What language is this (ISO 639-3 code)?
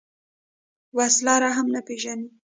pus